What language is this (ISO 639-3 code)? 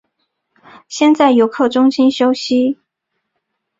zho